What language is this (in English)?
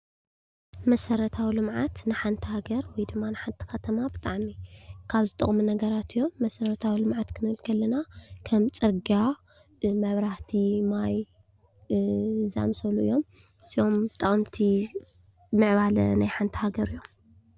Tigrinya